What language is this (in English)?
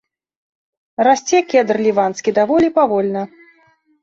Belarusian